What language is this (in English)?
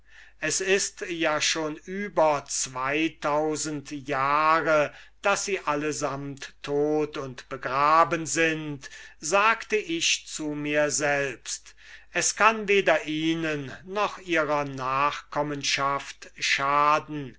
German